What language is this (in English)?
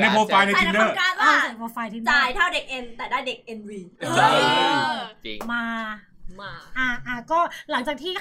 Thai